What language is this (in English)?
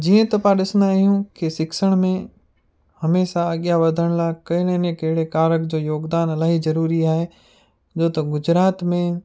Sindhi